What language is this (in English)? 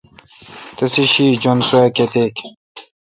Kalkoti